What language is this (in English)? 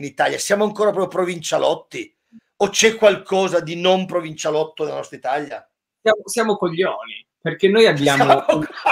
Italian